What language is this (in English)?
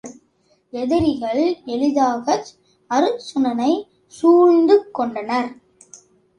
Tamil